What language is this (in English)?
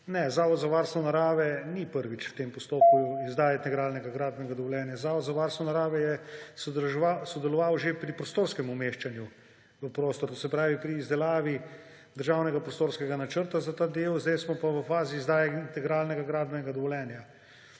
Slovenian